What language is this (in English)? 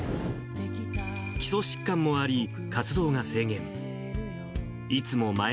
Japanese